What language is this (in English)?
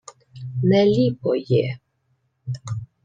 Ukrainian